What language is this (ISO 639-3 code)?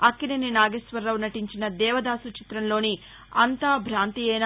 tel